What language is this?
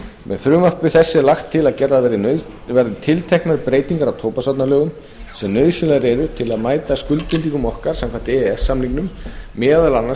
Icelandic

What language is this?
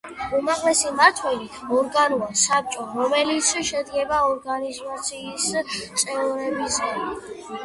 Georgian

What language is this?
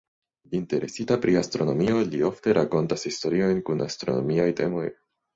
Esperanto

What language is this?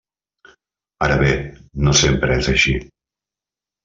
Catalan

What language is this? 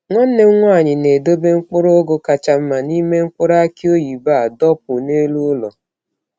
Igbo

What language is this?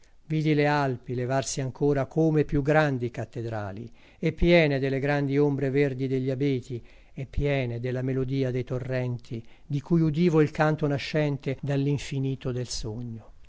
Italian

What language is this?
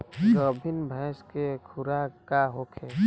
Bhojpuri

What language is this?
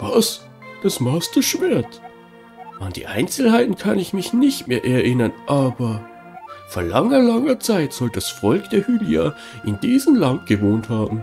German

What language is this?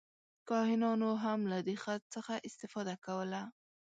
Pashto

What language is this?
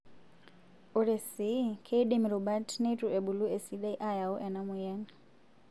Masai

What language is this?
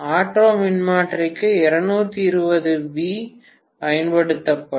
Tamil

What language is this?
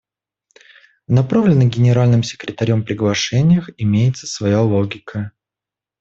Russian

